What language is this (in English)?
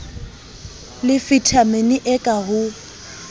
Southern Sotho